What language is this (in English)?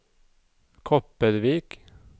Norwegian